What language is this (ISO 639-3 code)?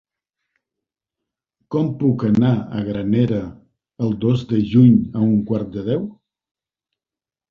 cat